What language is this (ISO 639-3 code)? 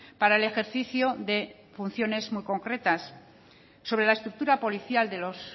spa